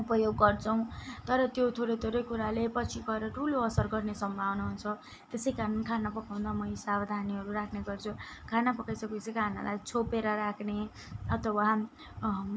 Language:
Nepali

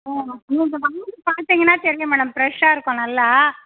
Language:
Tamil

